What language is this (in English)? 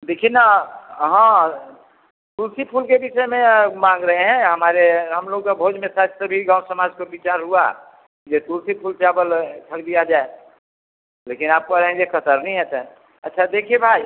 Hindi